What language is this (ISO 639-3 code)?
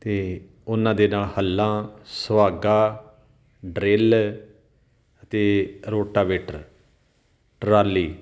pan